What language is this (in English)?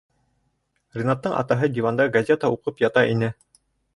Bashkir